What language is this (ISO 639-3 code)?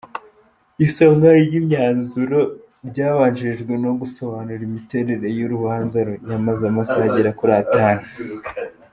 kin